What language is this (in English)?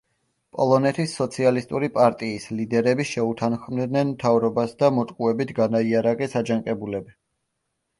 Georgian